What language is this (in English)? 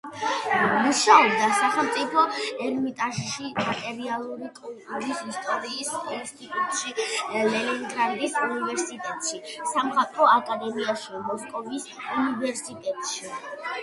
Georgian